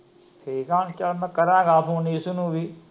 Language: Punjabi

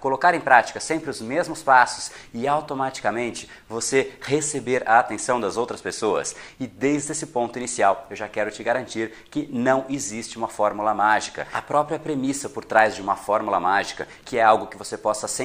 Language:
Portuguese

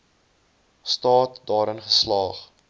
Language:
Afrikaans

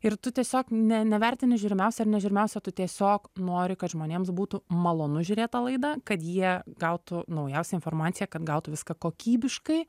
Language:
Lithuanian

